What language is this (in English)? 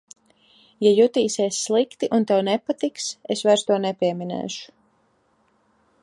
Latvian